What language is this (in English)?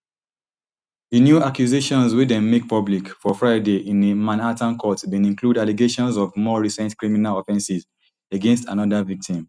Nigerian Pidgin